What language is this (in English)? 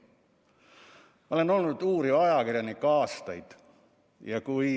Estonian